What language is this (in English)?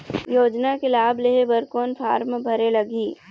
Chhattisgarhi